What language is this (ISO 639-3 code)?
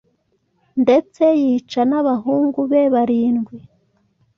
kin